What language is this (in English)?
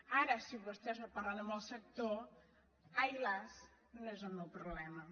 Catalan